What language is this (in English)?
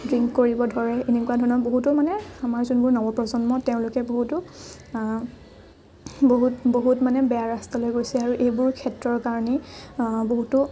Assamese